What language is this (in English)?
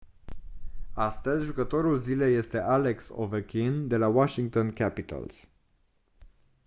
Romanian